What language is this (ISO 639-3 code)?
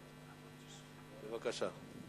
heb